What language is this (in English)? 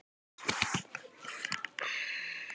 Icelandic